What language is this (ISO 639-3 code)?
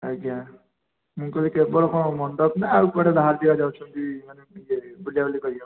ori